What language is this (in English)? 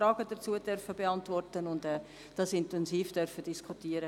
Swiss German